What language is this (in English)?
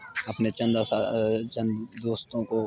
Urdu